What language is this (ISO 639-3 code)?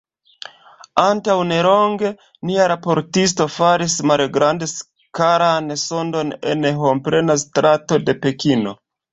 epo